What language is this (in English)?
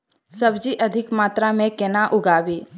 Maithili